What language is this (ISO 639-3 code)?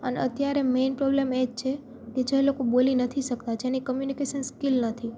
guj